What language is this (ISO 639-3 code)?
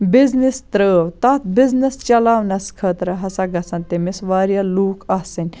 kas